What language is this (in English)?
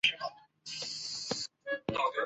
Chinese